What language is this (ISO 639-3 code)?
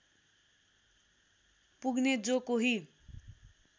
nep